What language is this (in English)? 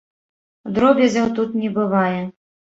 Belarusian